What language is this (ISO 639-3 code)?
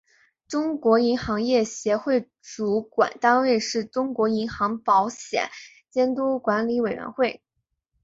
zho